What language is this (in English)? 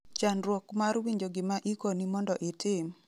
Luo (Kenya and Tanzania)